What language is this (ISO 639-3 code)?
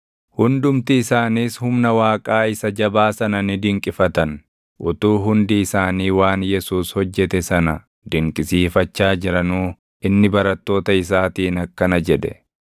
orm